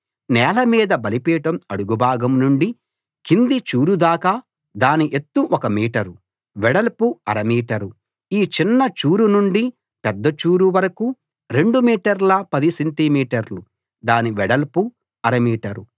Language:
Telugu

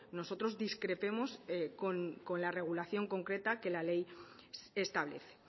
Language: Spanish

